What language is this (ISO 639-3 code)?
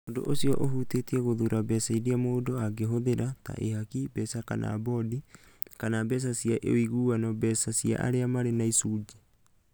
kik